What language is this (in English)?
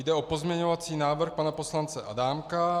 Czech